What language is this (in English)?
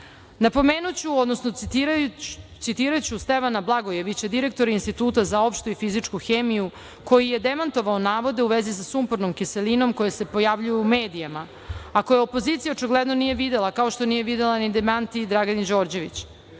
Serbian